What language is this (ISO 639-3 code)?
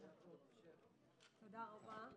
heb